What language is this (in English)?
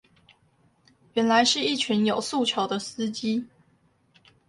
Chinese